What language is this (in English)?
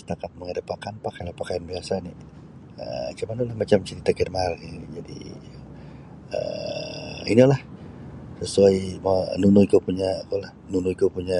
Sabah Bisaya